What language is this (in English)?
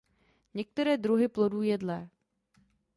Czech